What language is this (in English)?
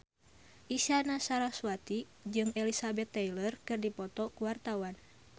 Sundanese